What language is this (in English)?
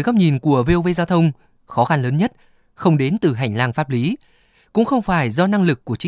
Vietnamese